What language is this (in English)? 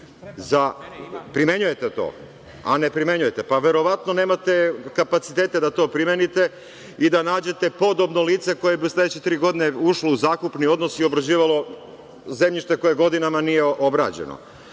Serbian